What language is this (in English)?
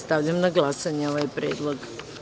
Serbian